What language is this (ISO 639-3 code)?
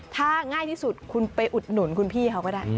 tha